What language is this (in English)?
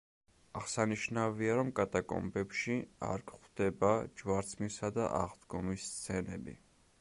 Georgian